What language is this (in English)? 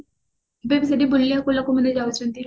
Odia